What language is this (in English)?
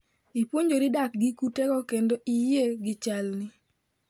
Luo (Kenya and Tanzania)